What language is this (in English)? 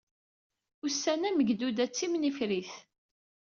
Kabyle